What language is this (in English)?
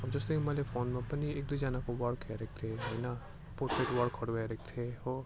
Nepali